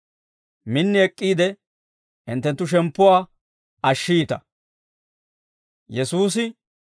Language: Dawro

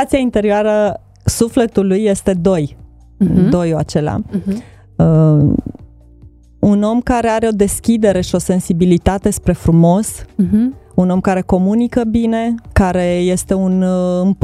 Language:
Romanian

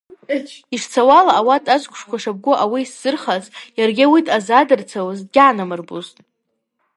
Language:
Abaza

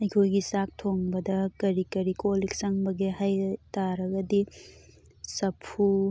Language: Manipuri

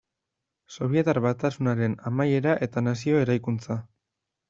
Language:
Basque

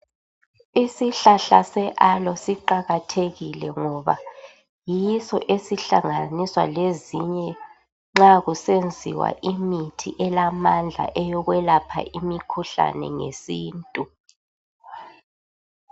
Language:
North Ndebele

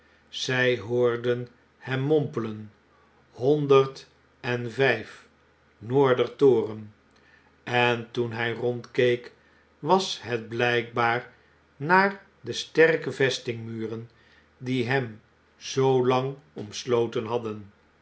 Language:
Dutch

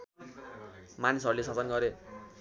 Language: Nepali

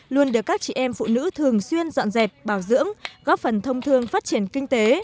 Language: Vietnamese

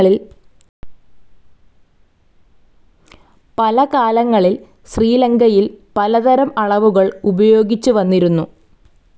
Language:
Malayalam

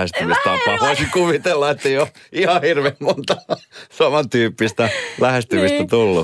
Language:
Finnish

